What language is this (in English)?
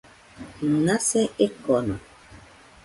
Nüpode Huitoto